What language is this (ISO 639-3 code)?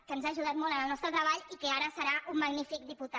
cat